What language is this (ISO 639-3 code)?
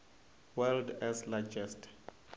tso